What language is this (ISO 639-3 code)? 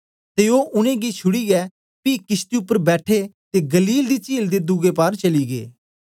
doi